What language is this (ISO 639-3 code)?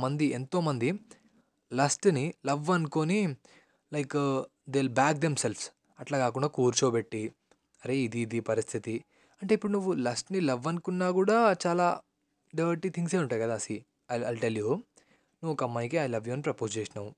tel